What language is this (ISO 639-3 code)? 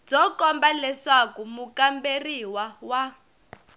tso